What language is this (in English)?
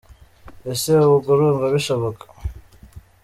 Kinyarwanda